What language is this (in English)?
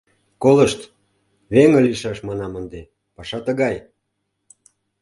Mari